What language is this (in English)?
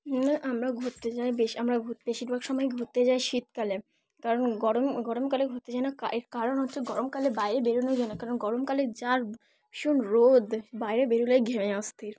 Bangla